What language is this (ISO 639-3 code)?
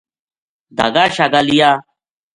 gju